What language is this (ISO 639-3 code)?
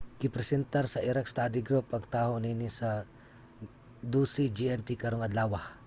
ceb